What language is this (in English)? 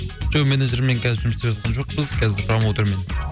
Kazakh